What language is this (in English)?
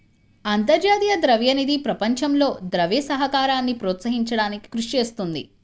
Telugu